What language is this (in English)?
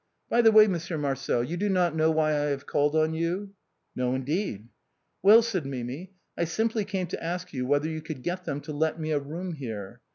English